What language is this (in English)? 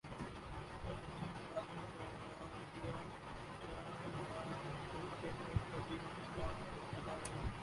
Urdu